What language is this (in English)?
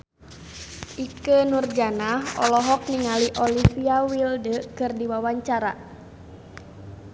Sundanese